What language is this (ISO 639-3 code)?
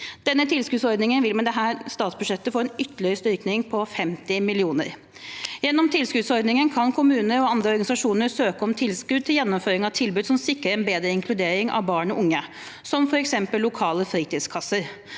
nor